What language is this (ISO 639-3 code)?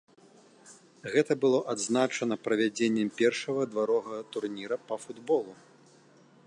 bel